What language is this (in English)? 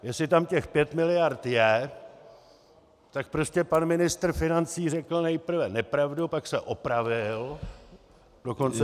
Czech